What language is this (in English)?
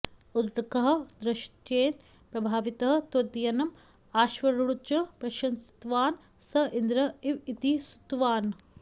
Sanskrit